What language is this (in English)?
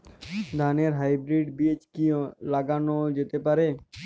Bangla